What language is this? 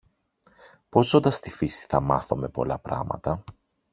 Greek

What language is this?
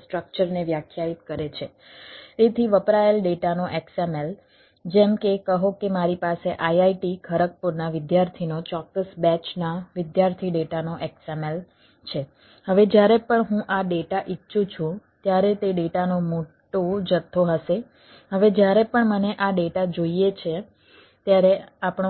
Gujarati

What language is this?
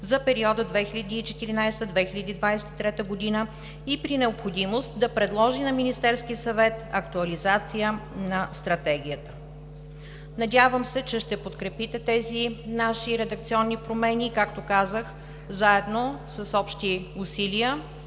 Bulgarian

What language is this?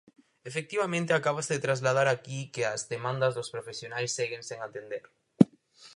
Galician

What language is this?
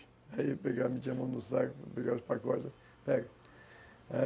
Portuguese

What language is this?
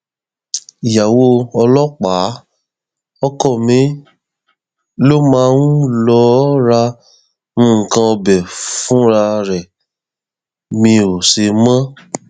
Yoruba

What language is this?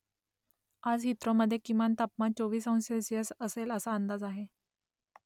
Marathi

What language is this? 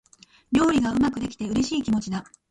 Japanese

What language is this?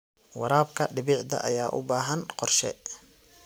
Somali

